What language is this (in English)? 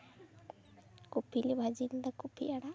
Santali